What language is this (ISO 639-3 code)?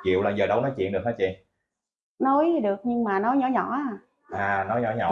vie